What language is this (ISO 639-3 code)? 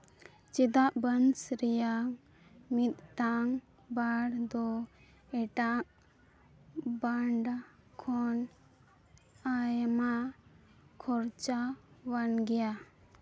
sat